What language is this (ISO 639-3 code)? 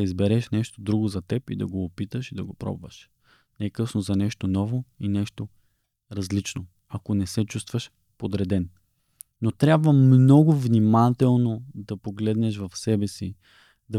bul